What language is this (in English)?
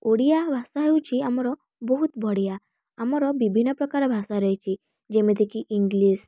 Odia